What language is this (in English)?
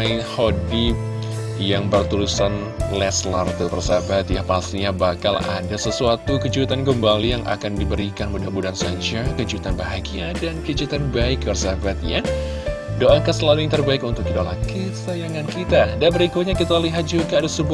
Indonesian